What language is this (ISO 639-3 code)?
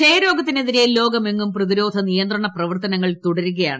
mal